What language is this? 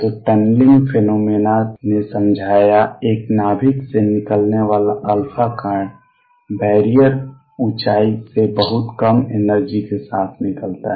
Hindi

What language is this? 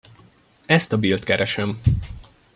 Hungarian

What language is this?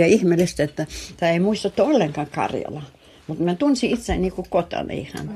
Finnish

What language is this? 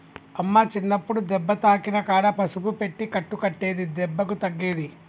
Telugu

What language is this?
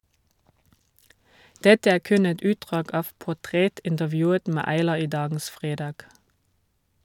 Norwegian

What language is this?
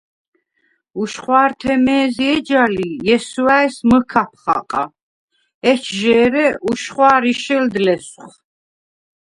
Svan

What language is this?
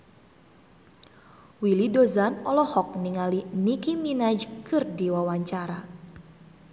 Sundanese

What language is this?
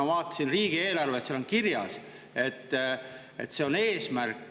Estonian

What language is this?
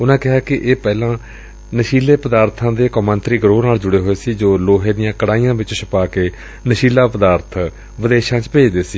Punjabi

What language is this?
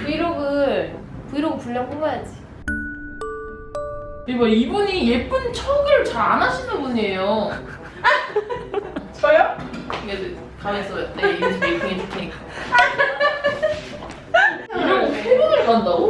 Korean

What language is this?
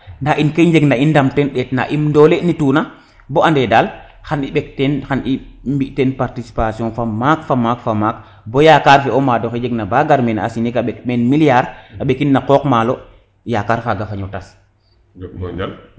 Serer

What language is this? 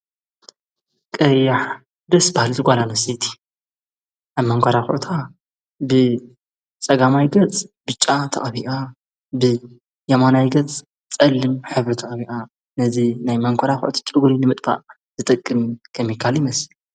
Tigrinya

